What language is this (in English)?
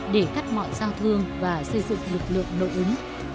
Vietnamese